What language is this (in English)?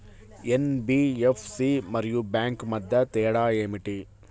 Telugu